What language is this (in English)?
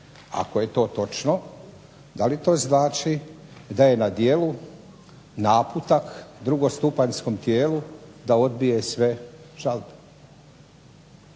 Croatian